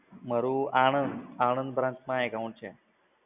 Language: Gujarati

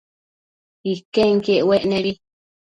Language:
Matsés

